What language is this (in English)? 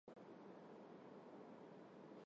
Armenian